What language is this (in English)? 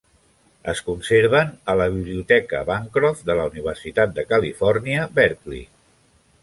Catalan